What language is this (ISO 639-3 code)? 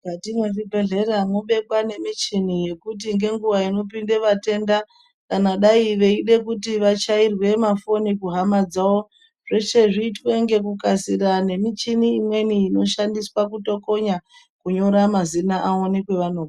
ndc